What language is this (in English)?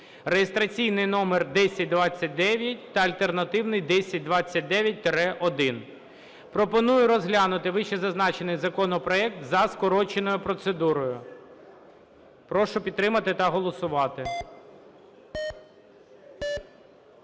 Ukrainian